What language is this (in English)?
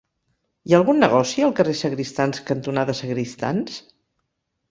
Catalan